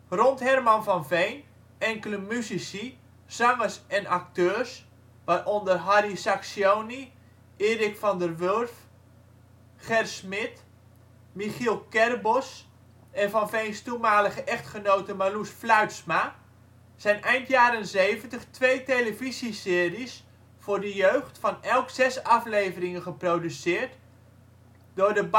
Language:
Dutch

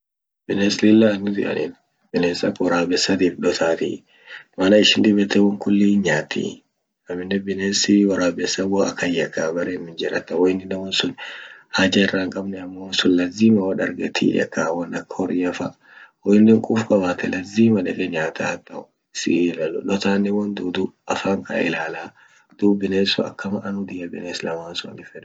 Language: Orma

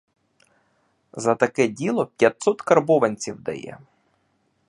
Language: Ukrainian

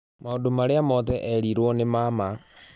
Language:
Kikuyu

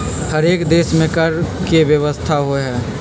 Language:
Magahi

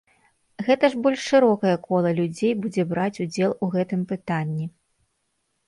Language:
Belarusian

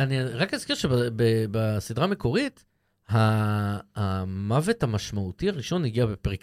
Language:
Hebrew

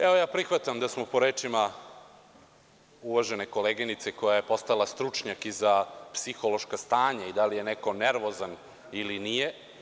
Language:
Serbian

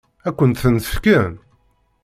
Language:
Kabyle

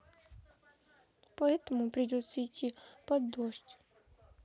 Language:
Russian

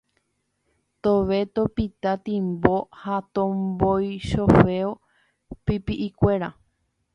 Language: Guarani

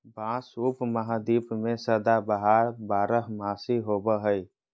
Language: Magahi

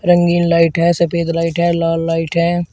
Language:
Hindi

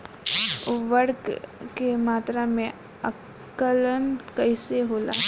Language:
Bhojpuri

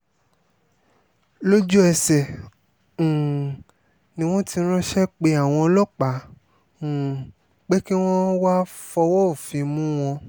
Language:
Yoruba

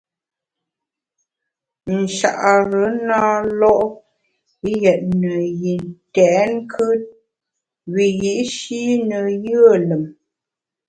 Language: Bamun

